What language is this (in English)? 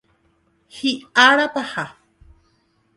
Guarani